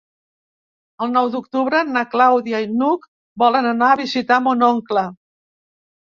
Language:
Catalan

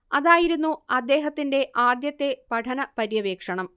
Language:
Malayalam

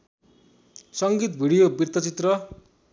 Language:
Nepali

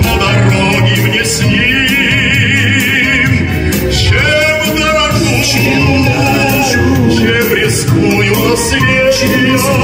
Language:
Russian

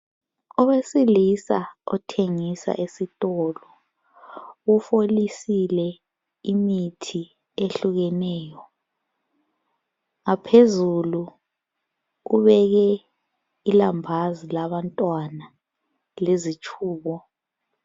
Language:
North Ndebele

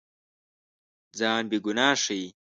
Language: Pashto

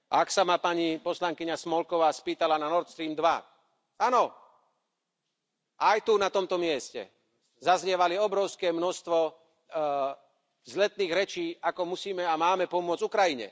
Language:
Slovak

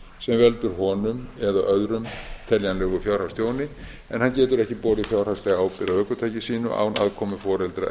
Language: Icelandic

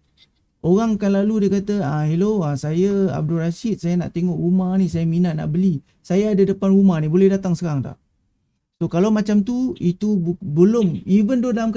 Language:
Malay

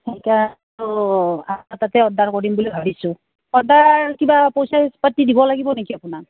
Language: Assamese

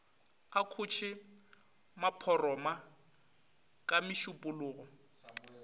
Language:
Northern Sotho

